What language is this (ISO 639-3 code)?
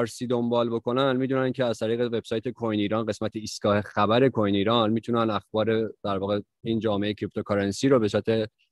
fas